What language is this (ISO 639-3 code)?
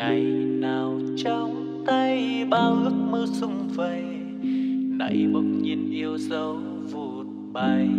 vie